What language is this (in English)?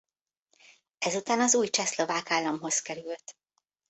Hungarian